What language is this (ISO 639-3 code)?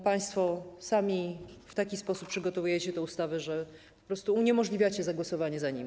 pol